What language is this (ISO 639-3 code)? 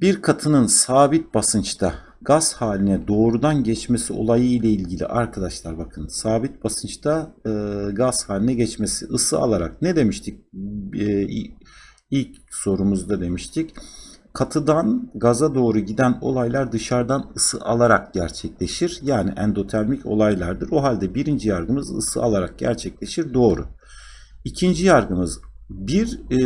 tur